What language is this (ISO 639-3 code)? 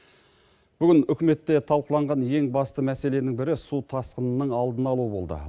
kaz